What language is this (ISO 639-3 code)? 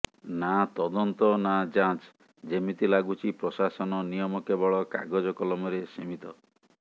ori